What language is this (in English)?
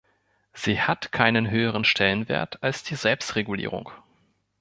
German